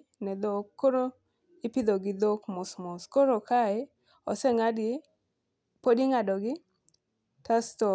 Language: Luo (Kenya and Tanzania)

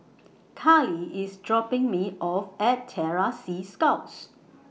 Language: English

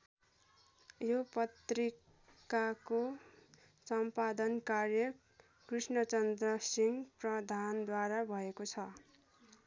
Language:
Nepali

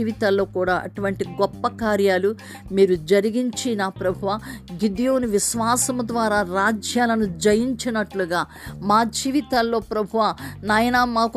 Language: Telugu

